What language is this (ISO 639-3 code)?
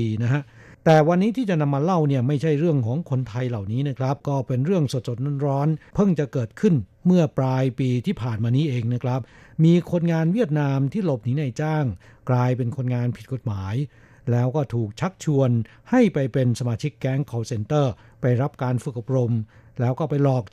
tha